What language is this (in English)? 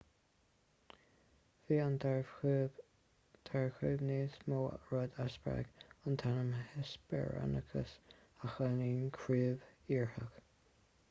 Irish